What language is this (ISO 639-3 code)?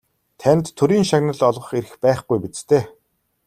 mon